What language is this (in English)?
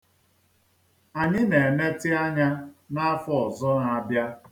Igbo